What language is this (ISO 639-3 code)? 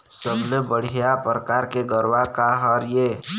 hne